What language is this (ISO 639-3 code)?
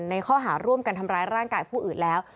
tha